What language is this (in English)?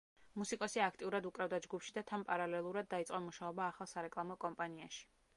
Georgian